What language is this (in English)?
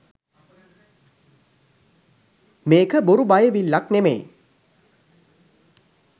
Sinhala